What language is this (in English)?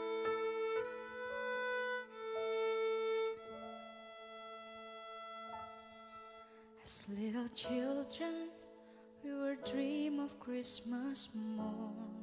Indonesian